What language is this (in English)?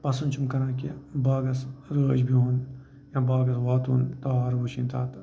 Kashmiri